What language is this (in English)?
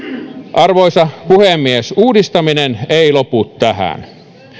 Finnish